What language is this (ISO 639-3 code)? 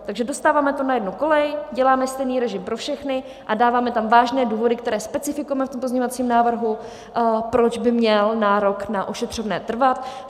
ces